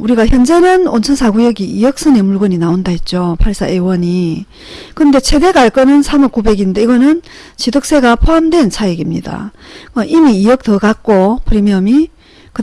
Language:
Korean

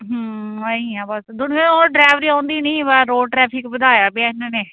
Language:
Punjabi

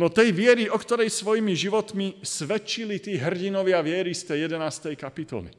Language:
Slovak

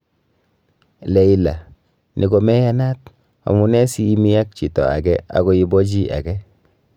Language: Kalenjin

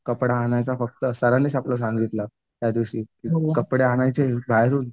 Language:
Marathi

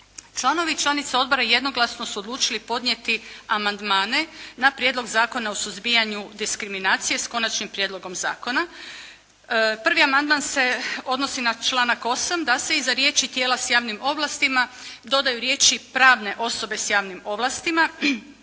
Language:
Croatian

